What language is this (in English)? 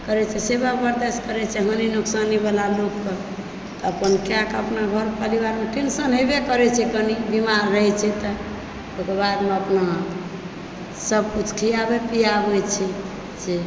Maithili